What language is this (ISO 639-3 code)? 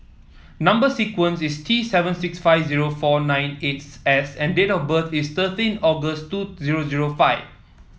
eng